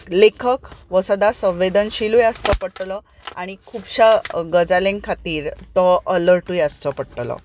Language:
Konkani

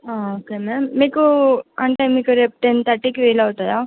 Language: Telugu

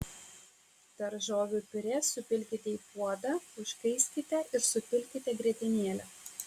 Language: Lithuanian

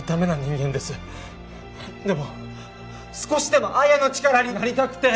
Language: Japanese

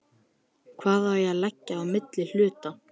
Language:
Icelandic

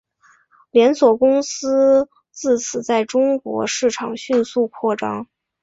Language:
Chinese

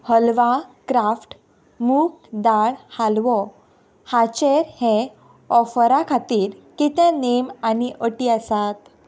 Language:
Konkani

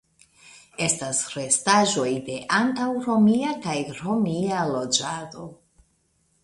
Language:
Esperanto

